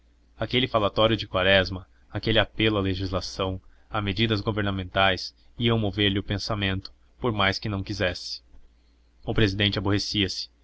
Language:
Portuguese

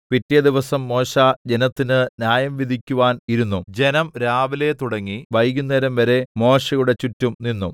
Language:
Malayalam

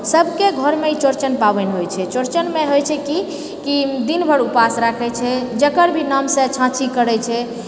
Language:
Maithili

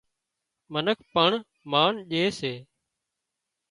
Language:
Wadiyara Koli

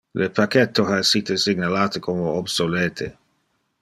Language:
Interlingua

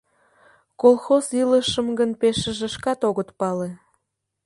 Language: Mari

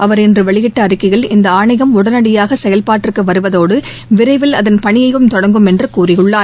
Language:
Tamil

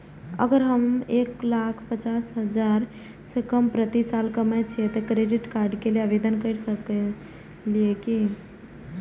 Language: Maithili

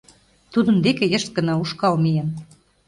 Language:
Mari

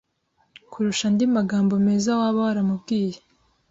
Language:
Kinyarwanda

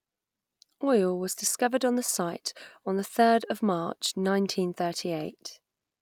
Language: English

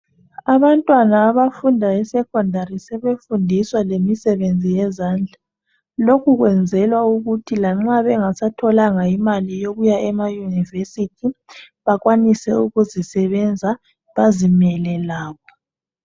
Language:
North Ndebele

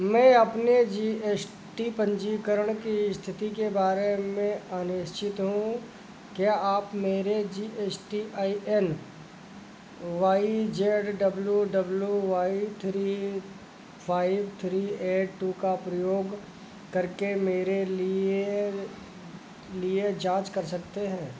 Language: Hindi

